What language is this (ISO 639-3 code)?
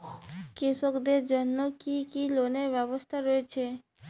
ben